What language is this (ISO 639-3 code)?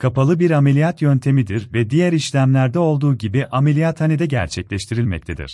tur